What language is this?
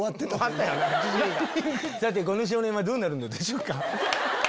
Japanese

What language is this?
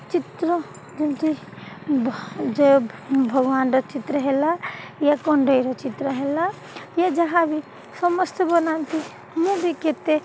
Odia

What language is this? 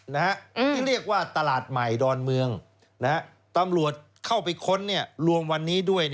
Thai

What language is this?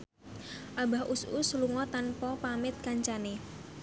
Javanese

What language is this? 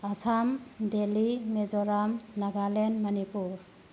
Manipuri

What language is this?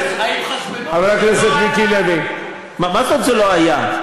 Hebrew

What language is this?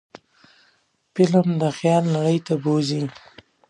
Pashto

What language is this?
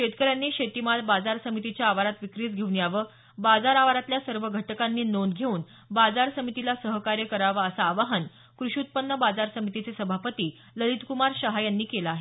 Marathi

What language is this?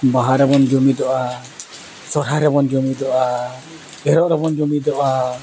Santali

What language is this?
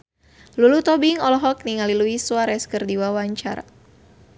Sundanese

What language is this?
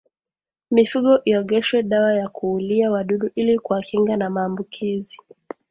Swahili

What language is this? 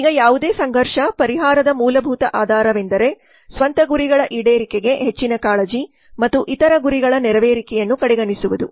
Kannada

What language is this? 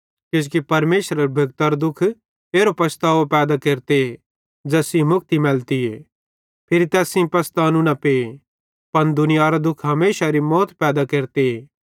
Bhadrawahi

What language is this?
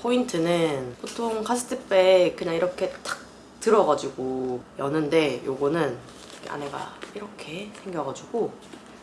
Korean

